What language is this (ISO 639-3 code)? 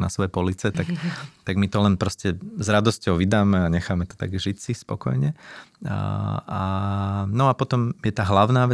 slk